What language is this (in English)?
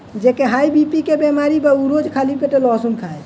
Bhojpuri